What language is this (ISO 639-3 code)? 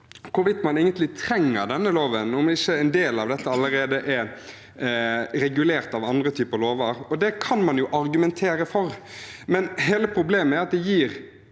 nor